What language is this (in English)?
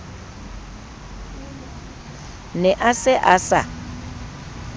Southern Sotho